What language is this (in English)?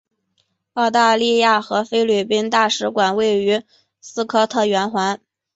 Chinese